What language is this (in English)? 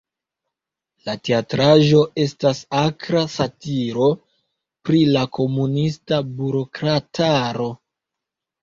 Esperanto